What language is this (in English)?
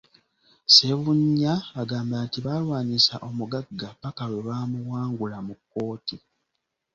Ganda